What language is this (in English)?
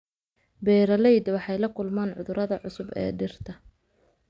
Somali